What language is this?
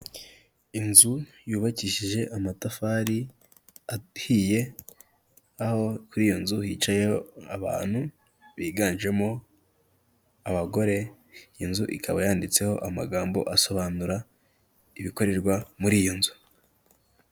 Kinyarwanda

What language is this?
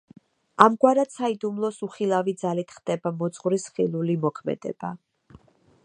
Georgian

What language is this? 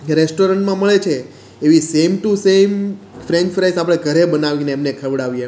Gujarati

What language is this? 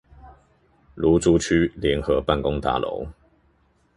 Chinese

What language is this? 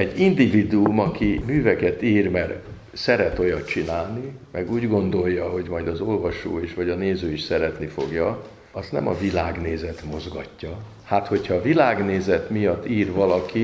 Hungarian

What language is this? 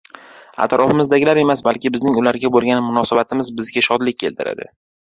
Uzbek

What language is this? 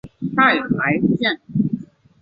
Chinese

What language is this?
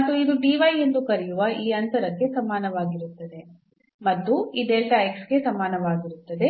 Kannada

